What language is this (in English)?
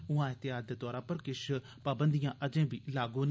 Dogri